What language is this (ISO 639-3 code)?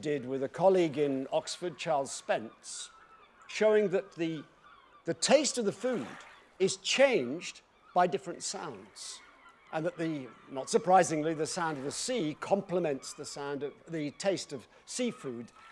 eng